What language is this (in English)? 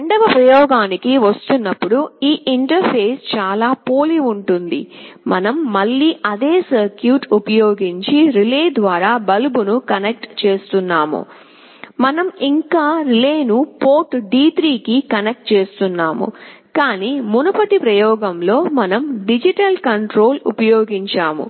Telugu